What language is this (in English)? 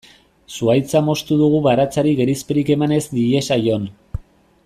Basque